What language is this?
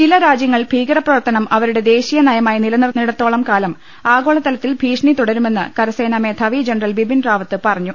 Malayalam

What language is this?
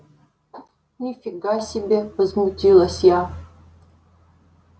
Russian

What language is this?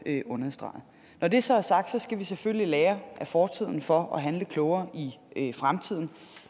Danish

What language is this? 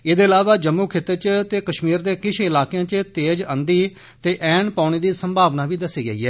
Dogri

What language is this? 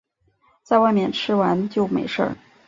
Chinese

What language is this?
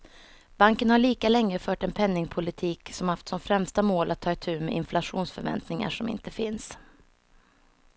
Swedish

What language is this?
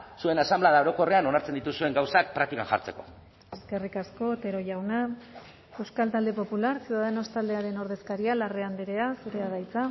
Basque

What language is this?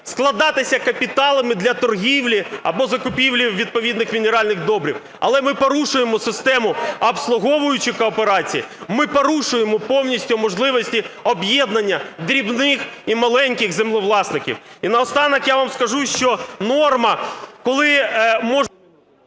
Ukrainian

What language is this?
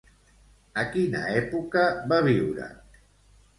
Catalan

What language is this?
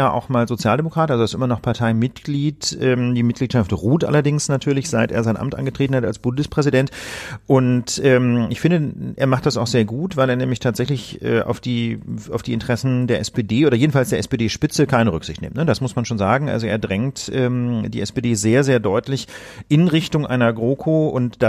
German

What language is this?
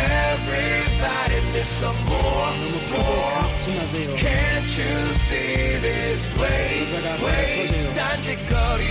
Korean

